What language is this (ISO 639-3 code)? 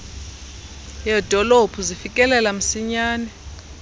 xho